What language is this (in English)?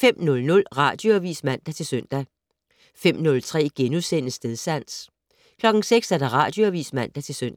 Danish